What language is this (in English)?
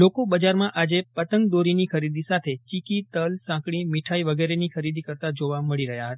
Gujarati